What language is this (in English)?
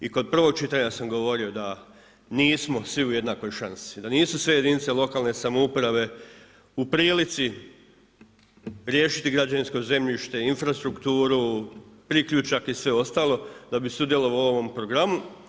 Croatian